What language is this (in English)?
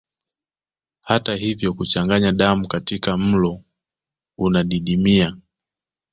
Swahili